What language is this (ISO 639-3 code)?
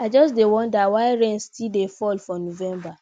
pcm